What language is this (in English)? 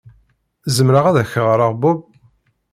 Kabyle